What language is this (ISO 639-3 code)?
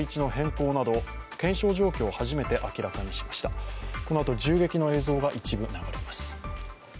jpn